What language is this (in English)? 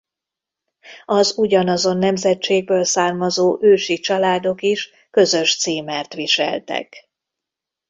Hungarian